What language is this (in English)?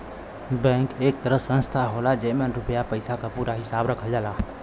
Bhojpuri